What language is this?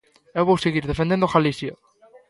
Galician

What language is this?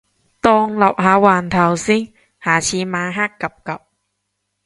Cantonese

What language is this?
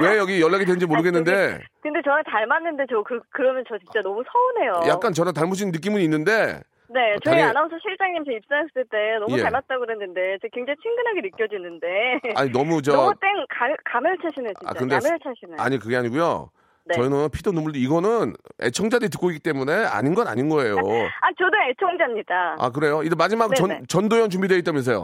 Korean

